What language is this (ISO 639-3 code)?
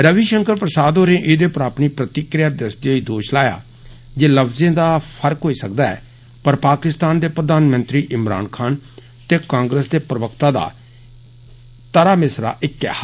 doi